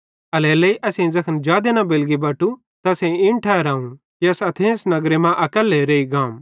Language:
Bhadrawahi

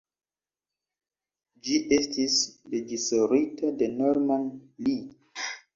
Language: Esperanto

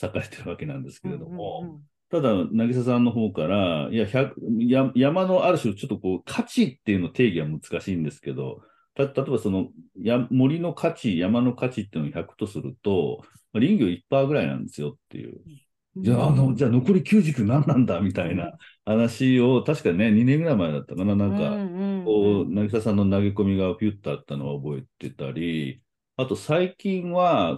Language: Japanese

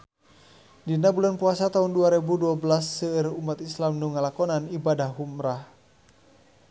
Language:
Sundanese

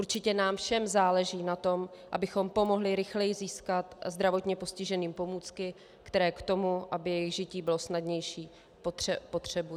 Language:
Czech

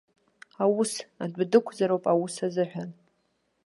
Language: Abkhazian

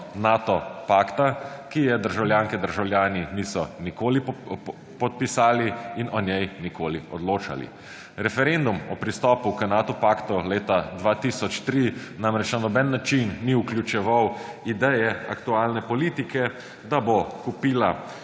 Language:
Slovenian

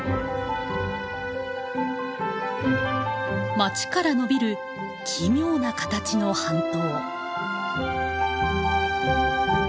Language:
Japanese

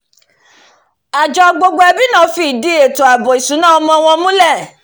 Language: Yoruba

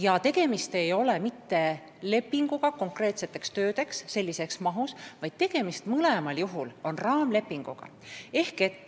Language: Estonian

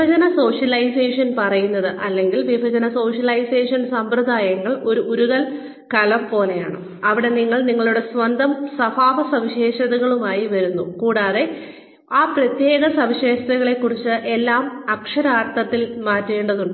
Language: Malayalam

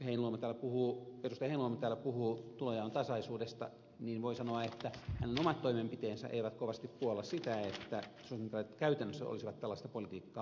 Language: Finnish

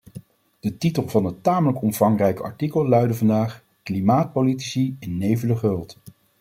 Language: Dutch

